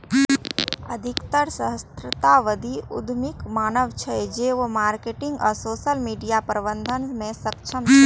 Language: Maithili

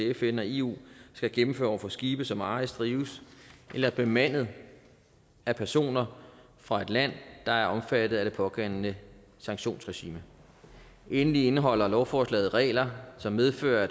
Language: Danish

